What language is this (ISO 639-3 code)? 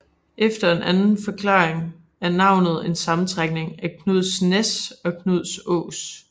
dan